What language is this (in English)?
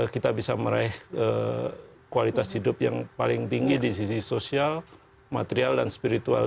Indonesian